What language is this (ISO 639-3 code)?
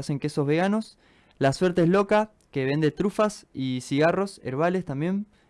spa